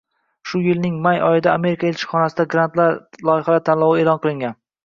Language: Uzbek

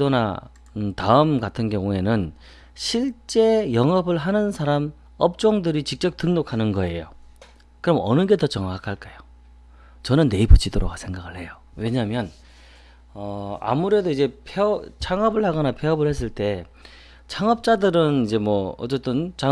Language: Korean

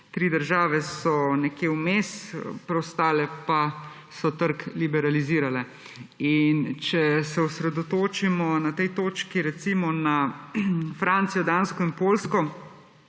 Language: Slovenian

